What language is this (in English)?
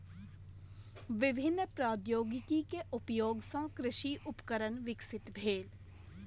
Maithili